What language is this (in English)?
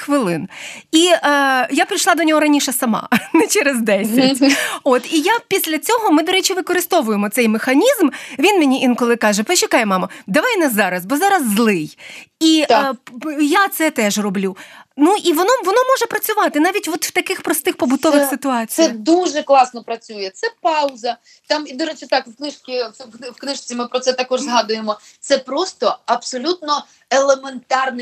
Ukrainian